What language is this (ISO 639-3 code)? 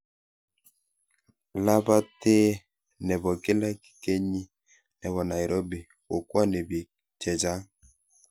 kln